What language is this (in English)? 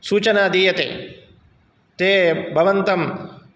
Sanskrit